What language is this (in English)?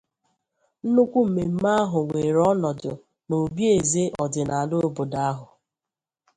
Igbo